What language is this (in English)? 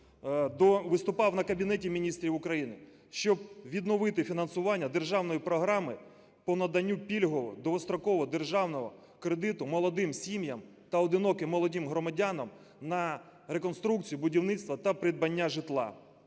Ukrainian